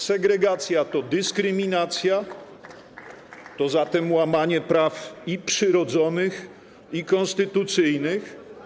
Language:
Polish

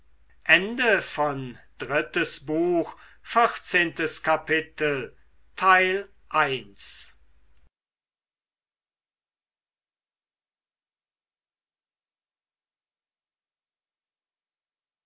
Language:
German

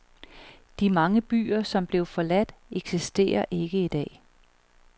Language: Danish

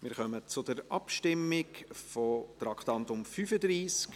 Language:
Swiss German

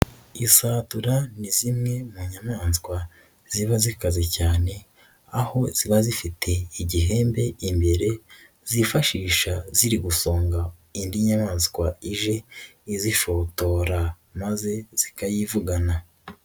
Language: Kinyarwanda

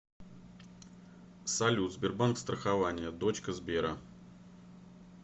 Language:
Russian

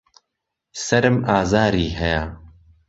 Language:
Central Kurdish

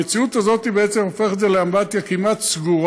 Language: Hebrew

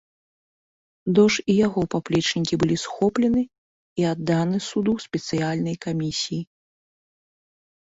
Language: Belarusian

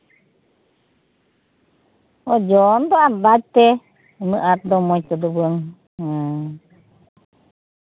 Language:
Santali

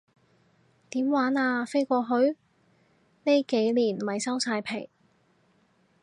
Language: Cantonese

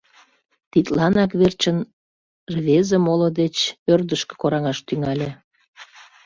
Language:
Mari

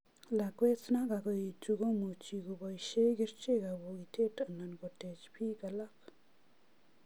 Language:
Kalenjin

